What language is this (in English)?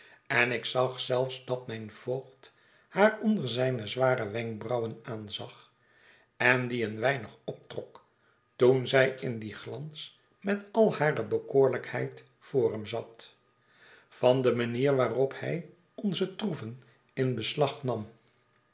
Dutch